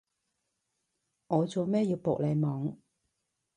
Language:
Cantonese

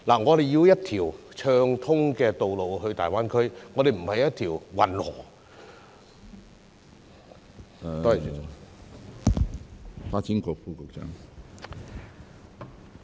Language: Cantonese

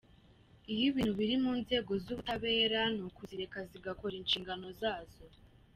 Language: Kinyarwanda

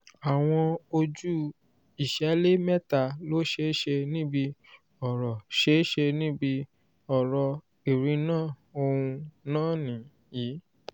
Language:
Yoruba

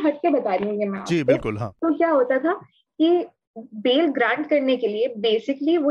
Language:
Hindi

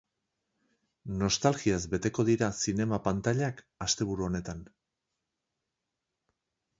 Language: Basque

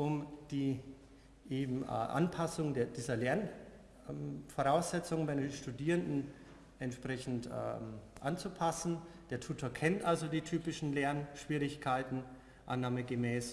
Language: German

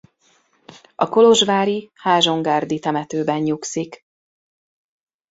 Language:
Hungarian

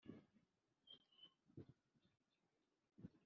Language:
Kinyarwanda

